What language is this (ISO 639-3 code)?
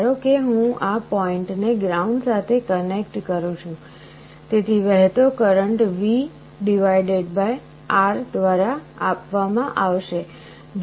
guj